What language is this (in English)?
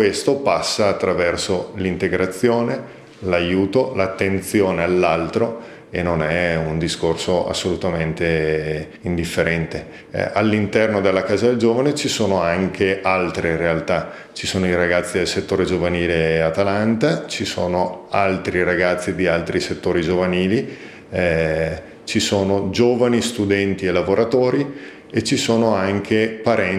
Italian